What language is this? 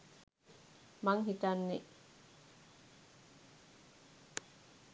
Sinhala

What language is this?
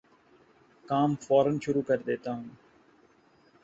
Urdu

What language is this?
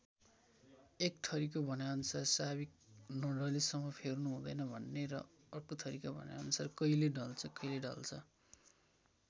Nepali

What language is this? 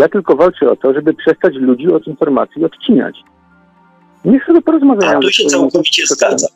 Polish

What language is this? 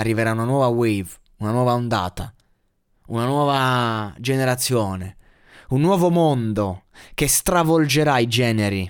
Italian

